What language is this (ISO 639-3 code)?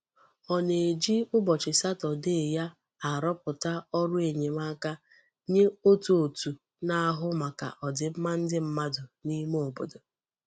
ibo